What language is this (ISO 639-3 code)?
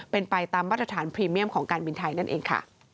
tha